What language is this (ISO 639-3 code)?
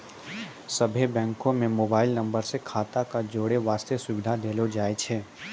mai